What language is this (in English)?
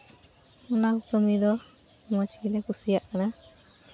Santali